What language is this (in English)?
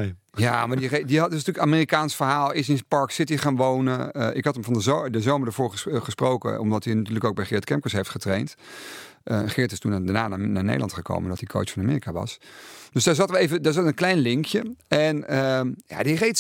Dutch